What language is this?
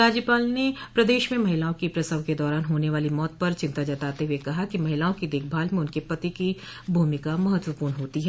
Hindi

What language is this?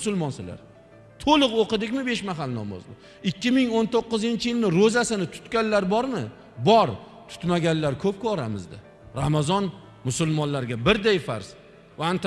Turkish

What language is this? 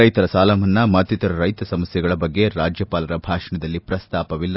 Kannada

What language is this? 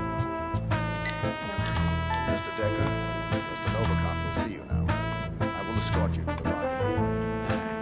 Korean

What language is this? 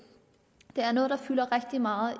Danish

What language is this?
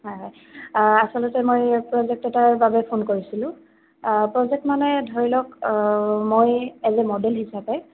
Assamese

